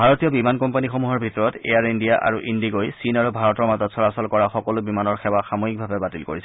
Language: Assamese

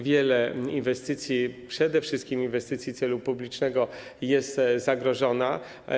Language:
Polish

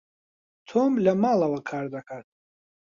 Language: Central Kurdish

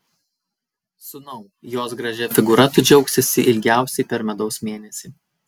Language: Lithuanian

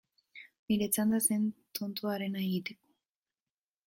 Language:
Basque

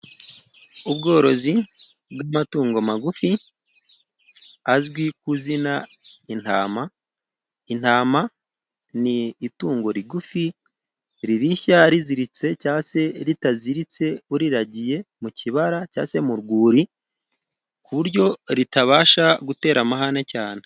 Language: Kinyarwanda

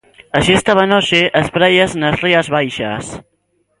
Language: Galician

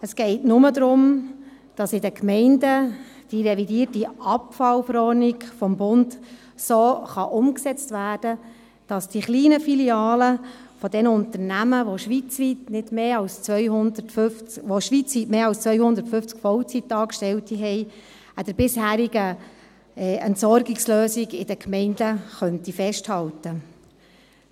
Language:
Swiss German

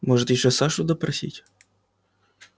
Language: Russian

